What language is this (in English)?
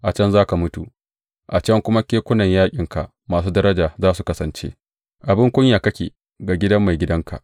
Hausa